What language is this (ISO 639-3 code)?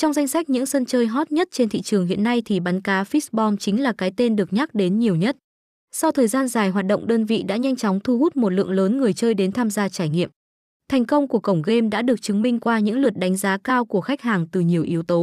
vie